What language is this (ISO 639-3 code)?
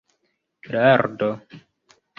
epo